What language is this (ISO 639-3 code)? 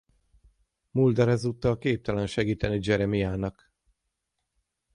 hun